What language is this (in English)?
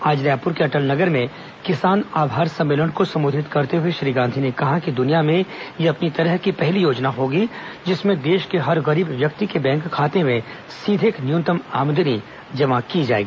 Hindi